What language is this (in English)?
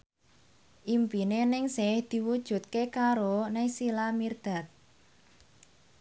Javanese